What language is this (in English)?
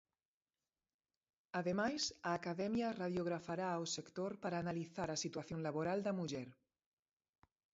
Galician